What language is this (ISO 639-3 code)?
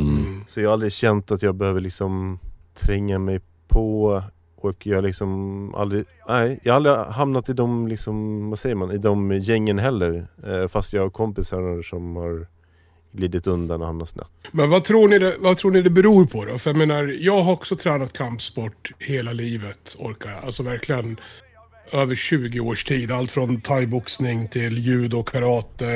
swe